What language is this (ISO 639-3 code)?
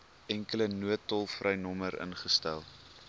afr